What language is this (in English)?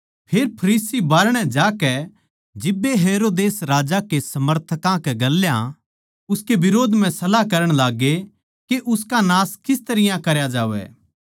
Haryanvi